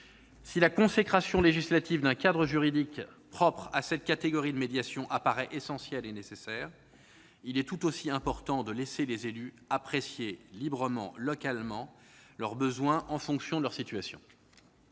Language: French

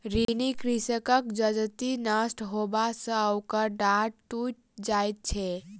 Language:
Maithili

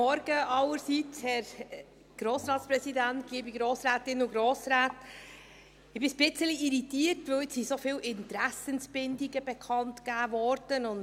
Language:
Swiss German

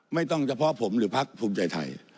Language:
Thai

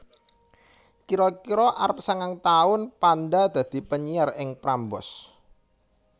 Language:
Javanese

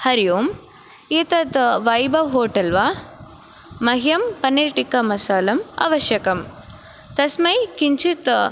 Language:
Sanskrit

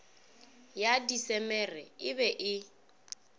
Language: Northern Sotho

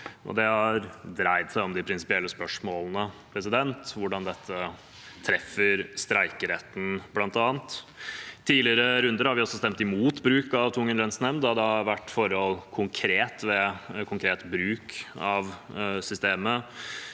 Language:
Norwegian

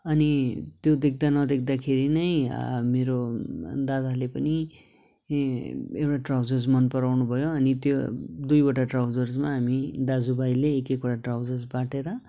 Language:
Nepali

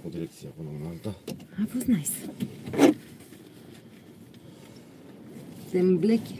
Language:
Romanian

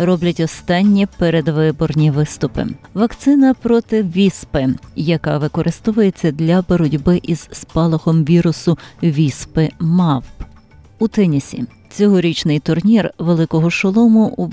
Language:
Ukrainian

